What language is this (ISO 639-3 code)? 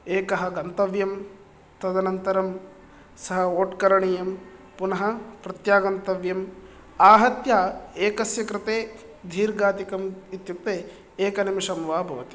san